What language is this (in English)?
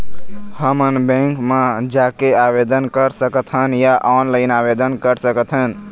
Chhattisgarhi